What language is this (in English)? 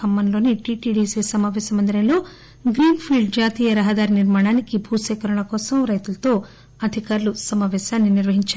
Telugu